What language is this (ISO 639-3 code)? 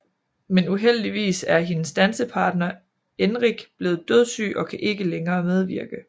dan